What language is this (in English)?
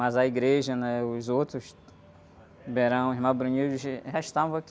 Portuguese